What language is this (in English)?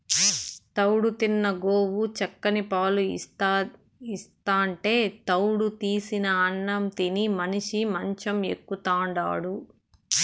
Telugu